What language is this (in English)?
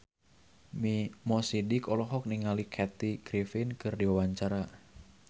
Sundanese